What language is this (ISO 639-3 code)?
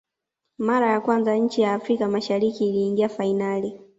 swa